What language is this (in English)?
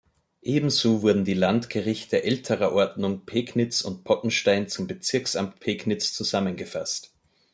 German